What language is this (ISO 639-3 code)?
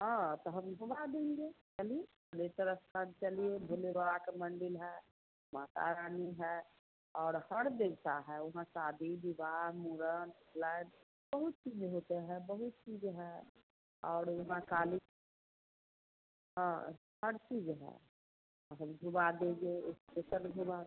hin